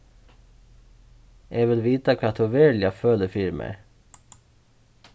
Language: Faroese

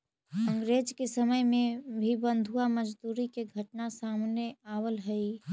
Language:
Magahi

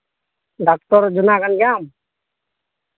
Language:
Santali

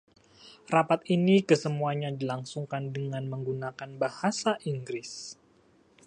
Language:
Indonesian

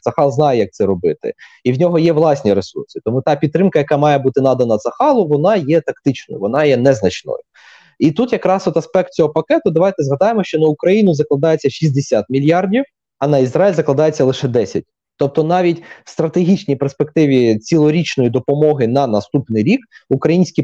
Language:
Ukrainian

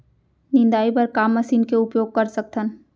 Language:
Chhattisgarhi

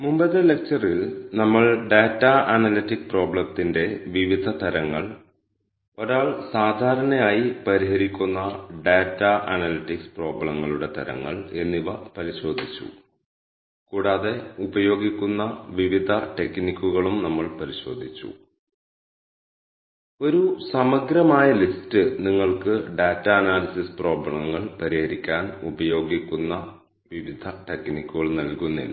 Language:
Malayalam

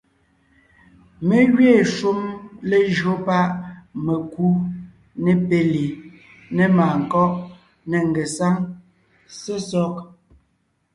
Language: Ngiemboon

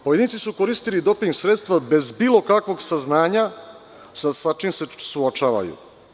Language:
Serbian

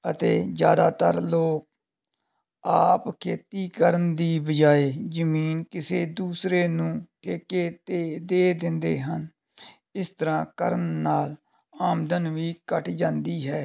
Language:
Punjabi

